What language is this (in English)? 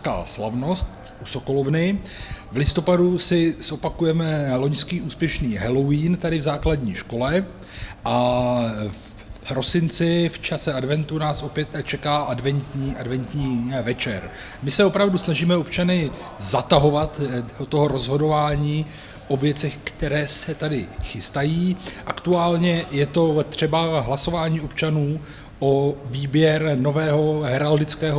Czech